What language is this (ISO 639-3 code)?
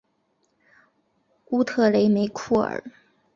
zho